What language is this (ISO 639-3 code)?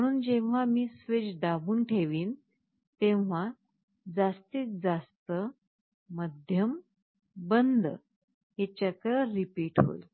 mar